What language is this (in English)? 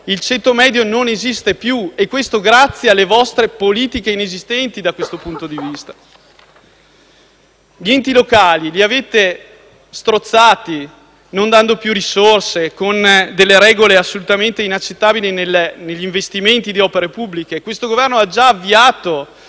Italian